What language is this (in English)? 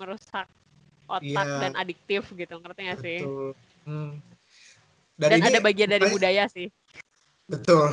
Indonesian